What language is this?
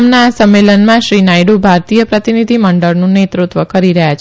Gujarati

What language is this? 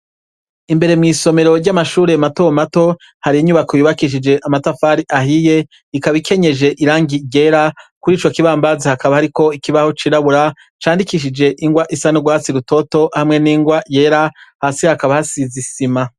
Rundi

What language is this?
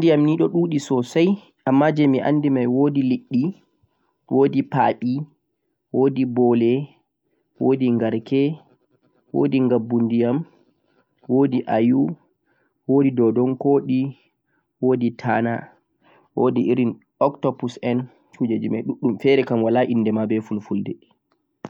Central-Eastern Niger Fulfulde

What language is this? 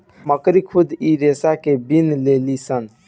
Bhojpuri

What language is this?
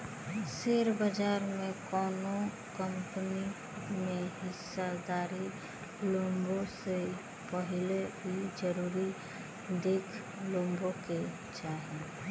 Bhojpuri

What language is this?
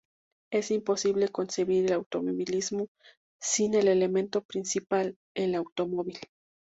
Spanish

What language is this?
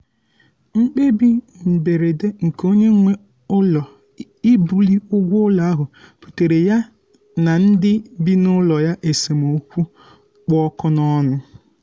Igbo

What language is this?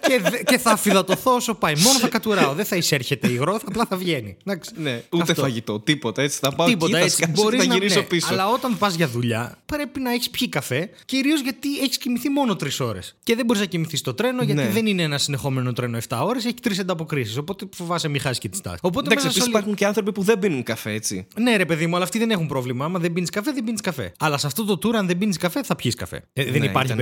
Greek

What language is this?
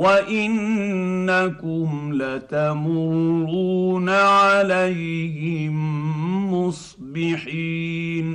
Arabic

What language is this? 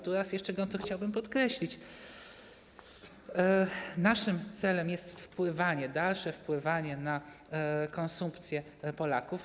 Polish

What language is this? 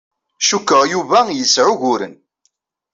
Kabyle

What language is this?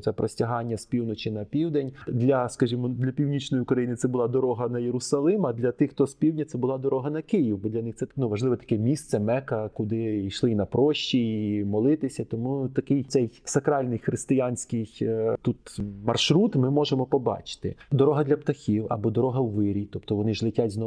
Ukrainian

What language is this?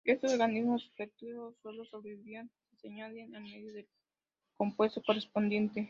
Spanish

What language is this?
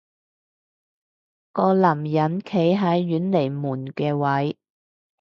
Cantonese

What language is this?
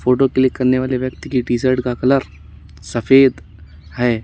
Hindi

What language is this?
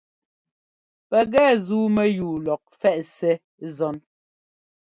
Ngomba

